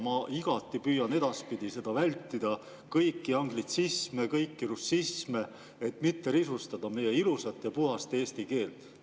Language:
Estonian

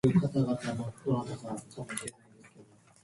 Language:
Japanese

